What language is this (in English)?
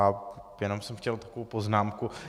Czech